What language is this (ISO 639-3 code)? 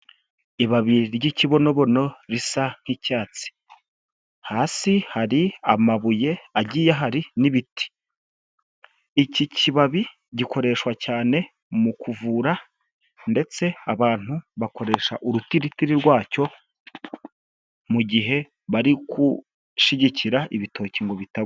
kin